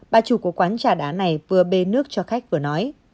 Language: Vietnamese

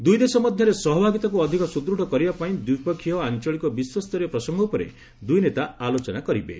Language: Odia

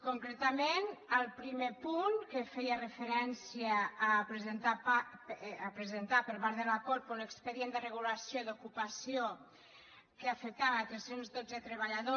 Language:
Catalan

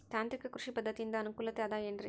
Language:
Kannada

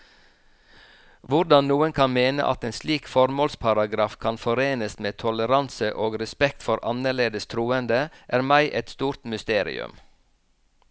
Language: Norwegian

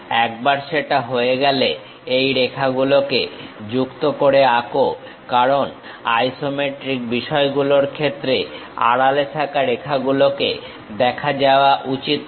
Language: Bangla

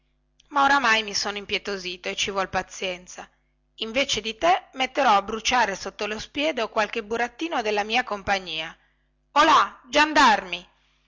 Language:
Italian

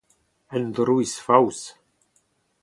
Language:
Breton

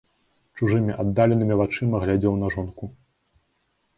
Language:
Belarusian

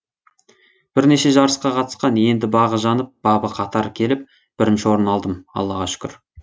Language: Kazakh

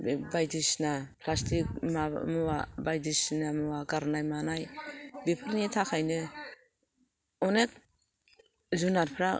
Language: Bodo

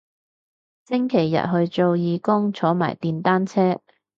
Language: Cantonese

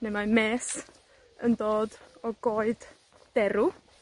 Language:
Welsh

